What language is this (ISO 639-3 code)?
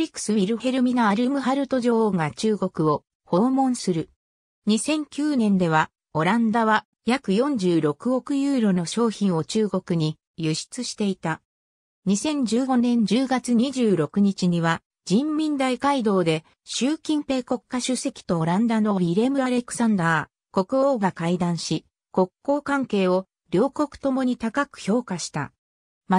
jpn